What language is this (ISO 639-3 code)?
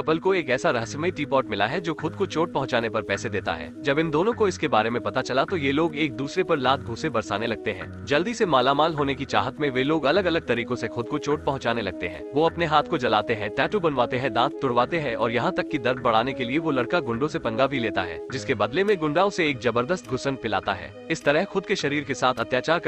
hin